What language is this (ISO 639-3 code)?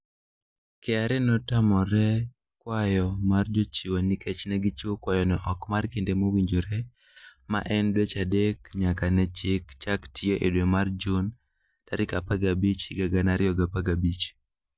luo